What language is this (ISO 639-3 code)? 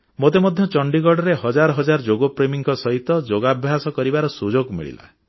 ori